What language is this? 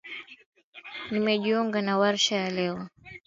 Swahili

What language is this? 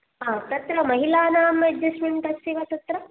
Sanskrit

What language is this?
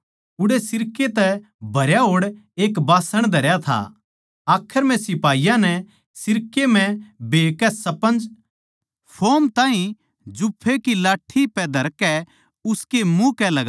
Haryanvi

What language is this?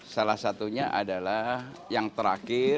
Indonesian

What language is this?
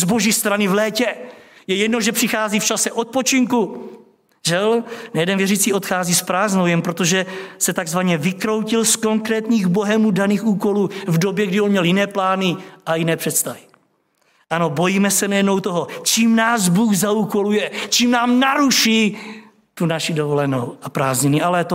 Czech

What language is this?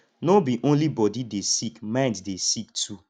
Nigerian Pidgin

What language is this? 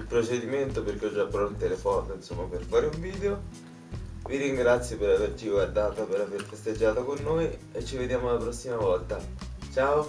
Italian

